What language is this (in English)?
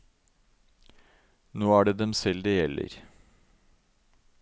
Norwegian